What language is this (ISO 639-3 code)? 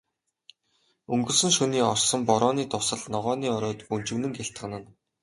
mon